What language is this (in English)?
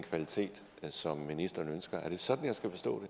Danish